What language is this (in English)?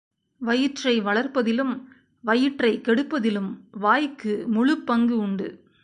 Tamil